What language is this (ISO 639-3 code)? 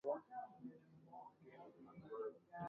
ibo